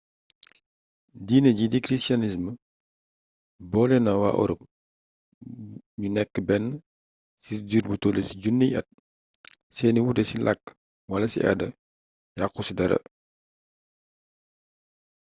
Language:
Wolof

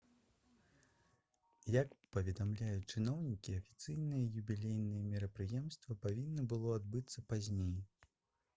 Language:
Belarusian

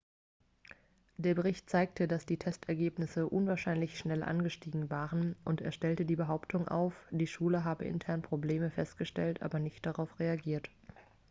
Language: German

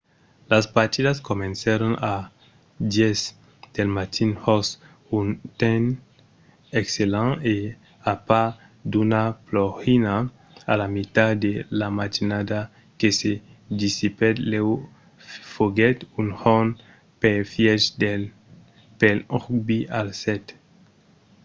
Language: Occitan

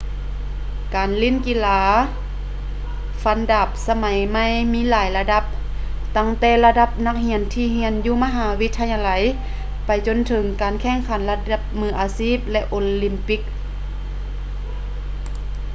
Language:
Lao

